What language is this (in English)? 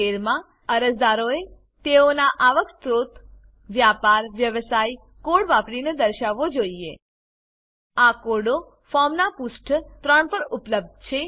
Gujarati